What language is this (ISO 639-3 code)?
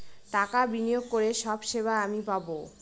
ben